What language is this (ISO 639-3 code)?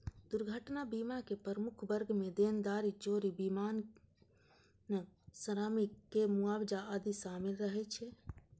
mai